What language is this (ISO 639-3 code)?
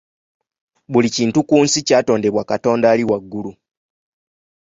lug